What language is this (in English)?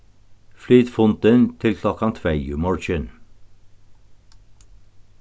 Faroese